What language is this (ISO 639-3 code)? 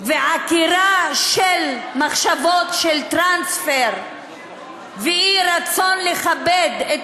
heb